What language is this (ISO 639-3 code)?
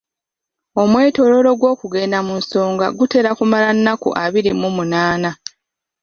lug